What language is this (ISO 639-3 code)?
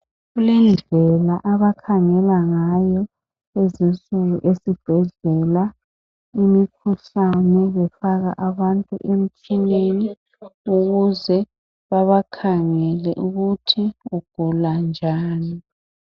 nde